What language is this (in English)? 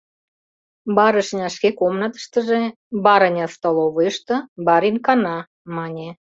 Mari